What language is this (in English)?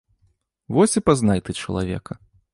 Belarusian